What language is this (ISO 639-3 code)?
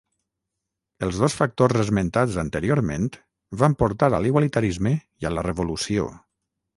cat